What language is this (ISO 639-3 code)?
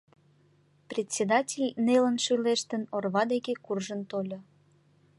chm